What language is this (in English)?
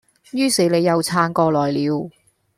Cantonese